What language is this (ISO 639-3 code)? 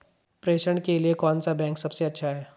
hin